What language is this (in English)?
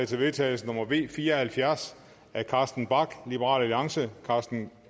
Danish